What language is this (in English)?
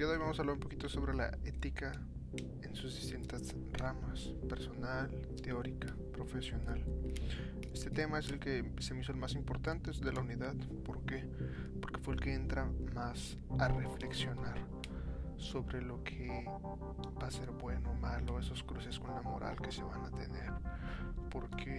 Spanish